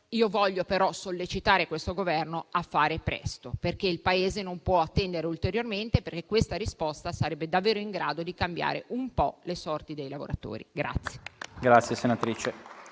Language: Italian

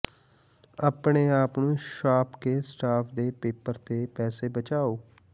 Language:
Punjabi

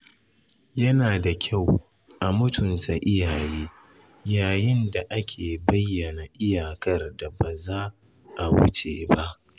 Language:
Hausa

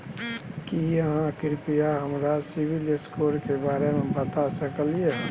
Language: Maithili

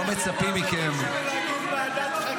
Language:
Hebrew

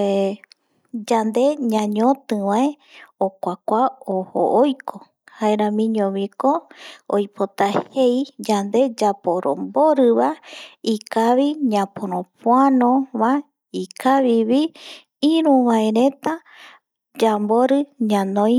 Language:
Eastern Bolivian Guaraní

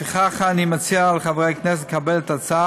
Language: Hebrew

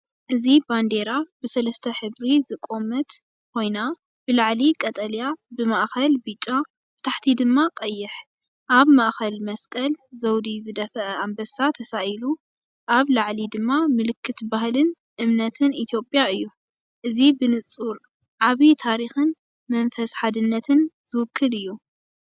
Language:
Tigrinya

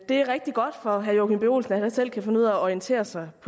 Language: Danish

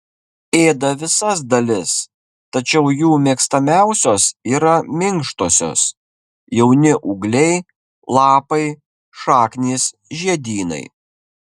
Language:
Lithuanian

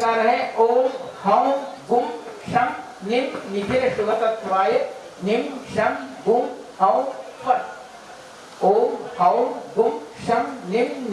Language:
Hindi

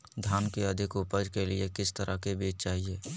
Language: Magahi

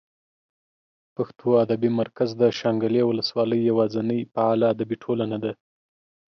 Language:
Pashto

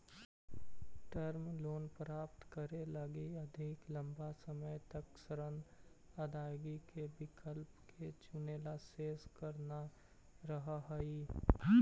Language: Magahi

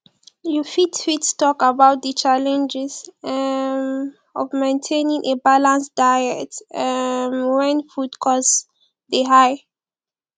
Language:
Nigerian Pidgin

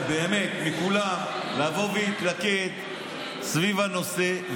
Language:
Hebrew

